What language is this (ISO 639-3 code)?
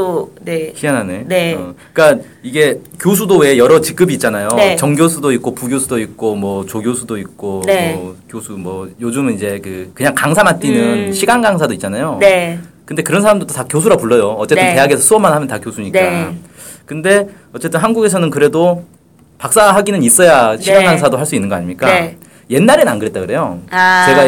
kor